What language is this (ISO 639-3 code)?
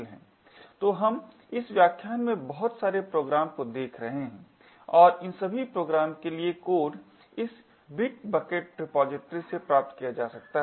hin